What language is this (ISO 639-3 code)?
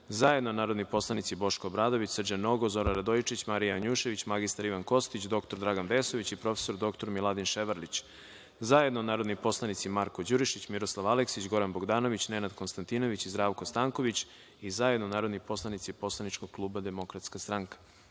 srp